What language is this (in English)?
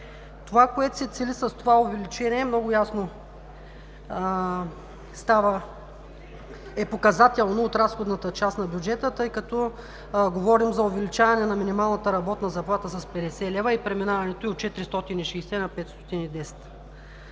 Bulgarian